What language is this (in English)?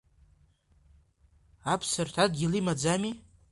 Abkhazian